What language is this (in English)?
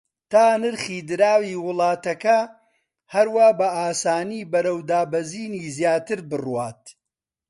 Central Kurdish